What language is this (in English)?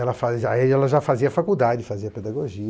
Portuguese